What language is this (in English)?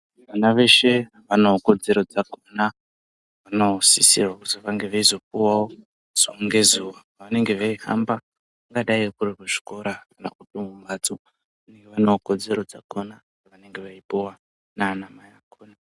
Ndau